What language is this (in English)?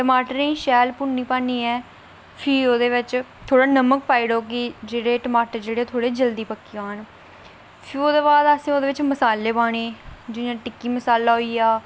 Dogri